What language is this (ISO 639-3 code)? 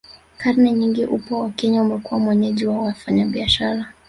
swa